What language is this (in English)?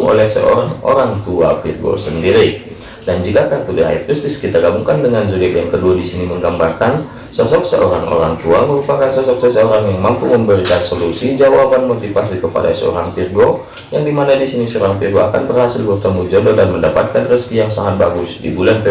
Indonesian